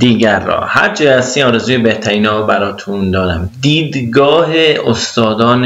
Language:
Persian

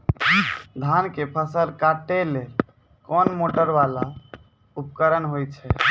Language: Maithili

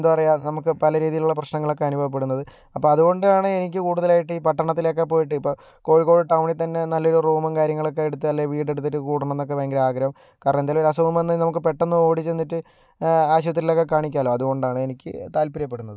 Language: Malayalam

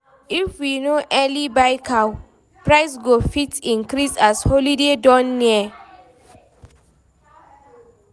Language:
Nigerian Pidgin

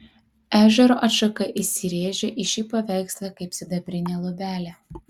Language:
Lithuanian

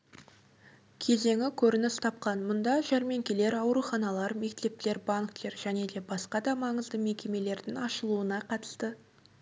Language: Kazakh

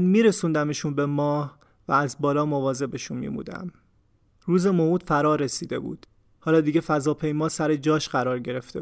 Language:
Persian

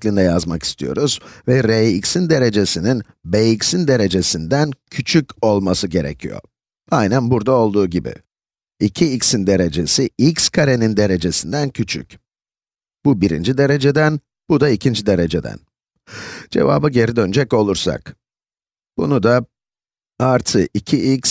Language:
Turkish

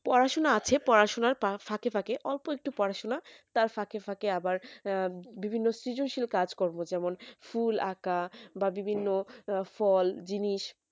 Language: Bangla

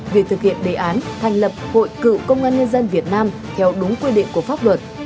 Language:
Vietnamese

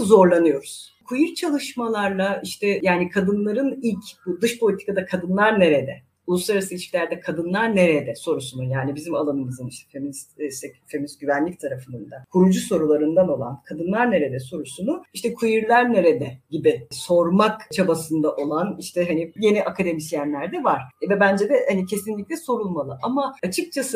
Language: Turkish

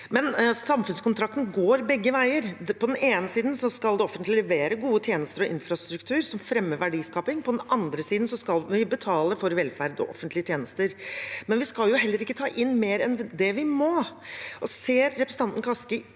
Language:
Norwegian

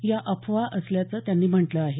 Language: Marathi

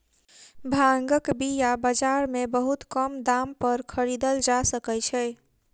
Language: Maithili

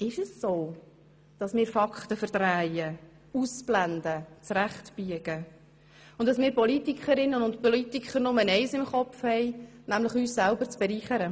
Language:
Swiss German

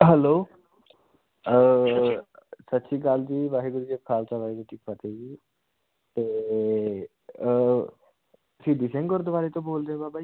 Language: Punjabi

